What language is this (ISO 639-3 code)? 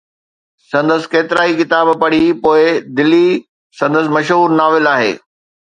snd